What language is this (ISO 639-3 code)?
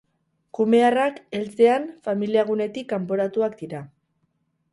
eus